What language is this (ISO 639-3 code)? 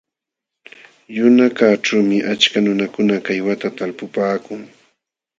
qxw